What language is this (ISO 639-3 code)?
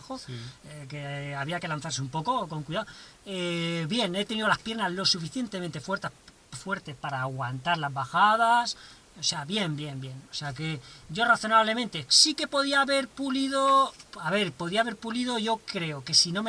spa